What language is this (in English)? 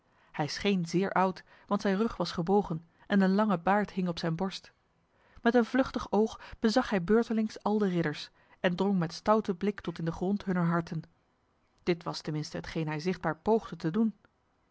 Dutch